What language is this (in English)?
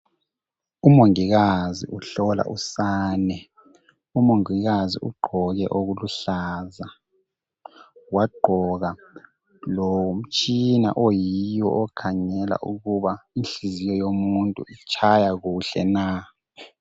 North Ndebele